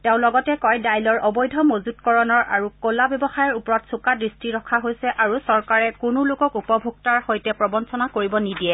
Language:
Assamese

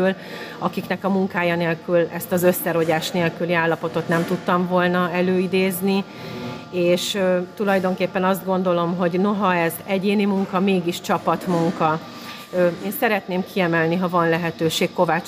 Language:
Hungarian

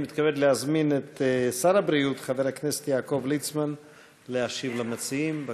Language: Hebrew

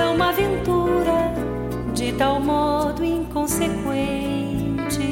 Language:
Portuguese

